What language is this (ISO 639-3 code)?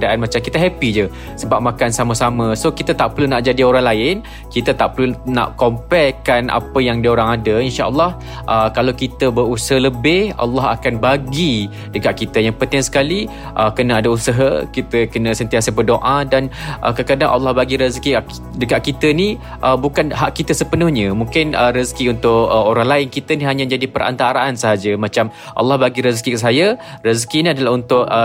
msa